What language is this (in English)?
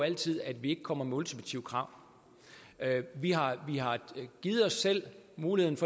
Danish